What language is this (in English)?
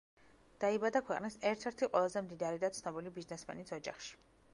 Georgian